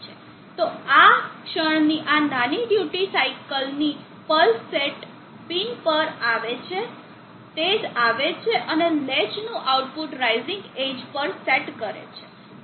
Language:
Gujarati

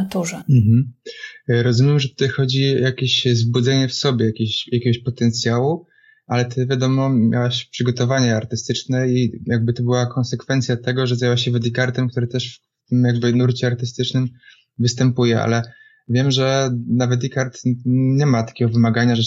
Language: Polish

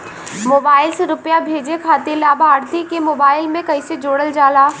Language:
Bhojpuri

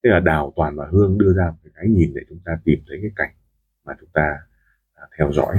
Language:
Vietnamese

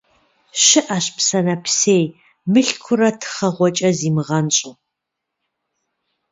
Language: Kabardian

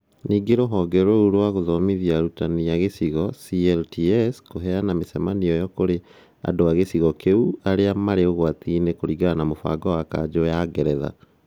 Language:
Kikuyu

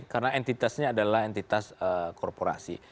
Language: Indonesian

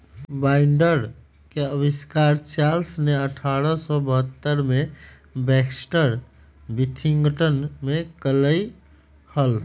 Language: Magahi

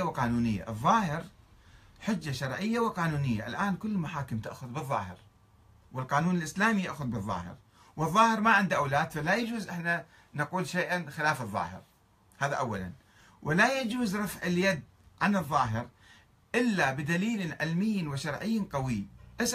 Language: Arabic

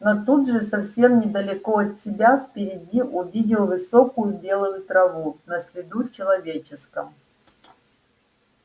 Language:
Russian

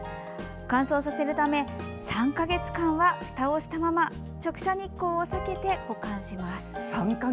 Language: Japanese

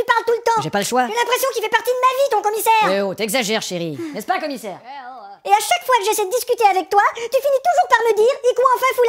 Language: French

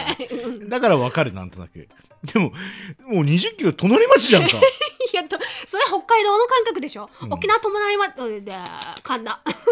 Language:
Japanese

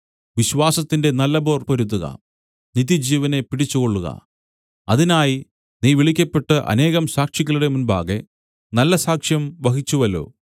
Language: Malayalam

